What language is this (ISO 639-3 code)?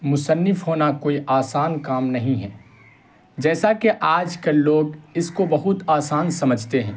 urd